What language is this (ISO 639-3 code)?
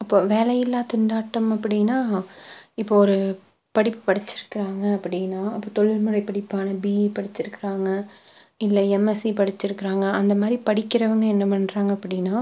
tam